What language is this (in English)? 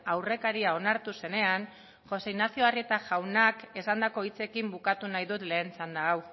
Basque